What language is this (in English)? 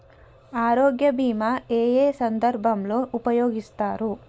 Telugu